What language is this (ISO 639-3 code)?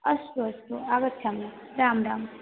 san